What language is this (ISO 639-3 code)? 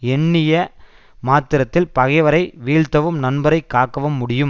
tam